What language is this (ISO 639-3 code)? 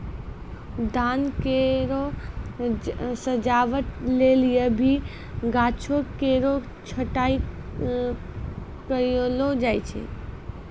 mai